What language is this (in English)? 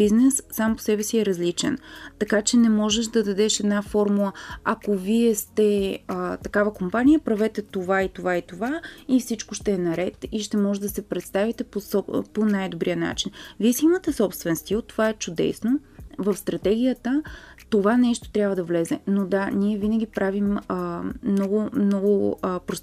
Bulgarian